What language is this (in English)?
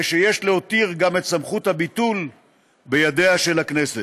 Hebrew